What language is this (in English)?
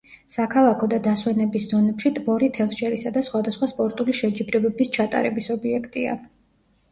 Georgian